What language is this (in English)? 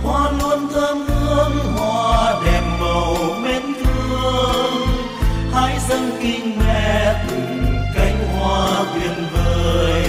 Vietnamese